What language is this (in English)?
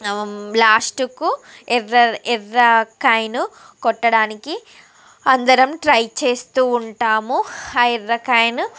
Telugu